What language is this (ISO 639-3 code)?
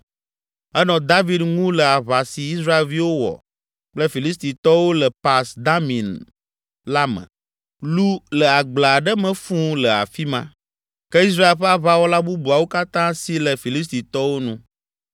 ewe